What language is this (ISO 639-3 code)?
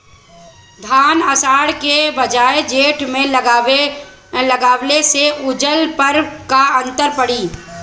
bho